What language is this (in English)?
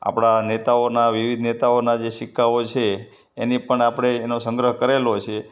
Gujarati